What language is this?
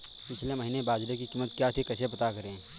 Hindi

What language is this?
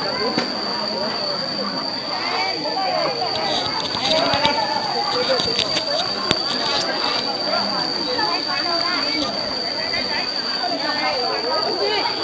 Vietnamese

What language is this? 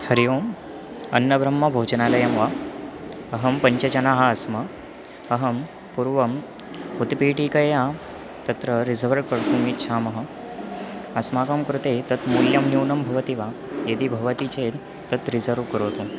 Sanskrit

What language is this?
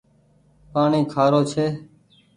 Goaria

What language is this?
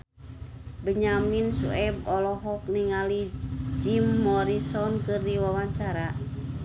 Sundanese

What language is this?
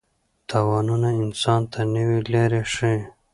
Pashto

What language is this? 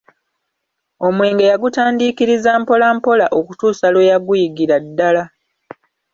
Ganda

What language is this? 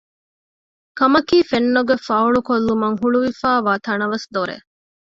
Divehi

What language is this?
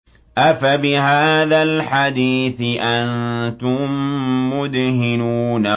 Arabic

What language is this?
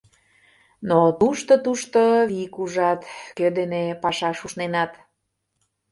Mari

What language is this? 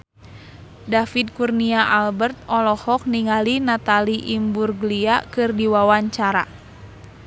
Sundanese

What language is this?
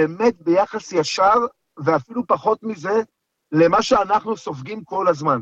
Hebrew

